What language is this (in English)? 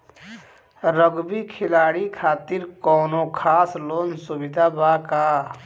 Bhojpuri